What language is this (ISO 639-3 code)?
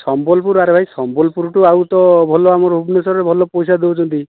ori